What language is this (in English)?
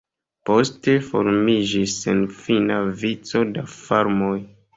Esperanto